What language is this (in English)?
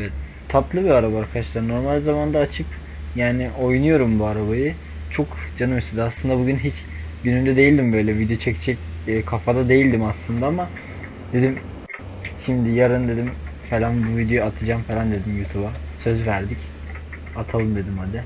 Turkish